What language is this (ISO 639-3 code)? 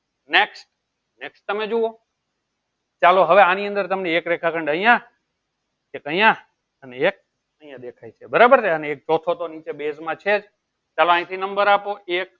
guj